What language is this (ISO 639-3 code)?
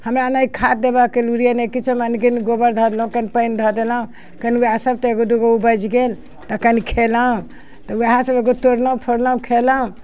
mai